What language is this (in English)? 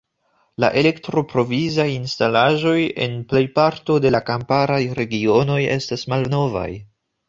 Esperanto